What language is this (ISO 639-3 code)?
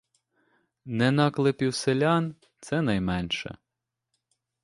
ukr